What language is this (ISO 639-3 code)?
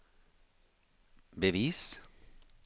nor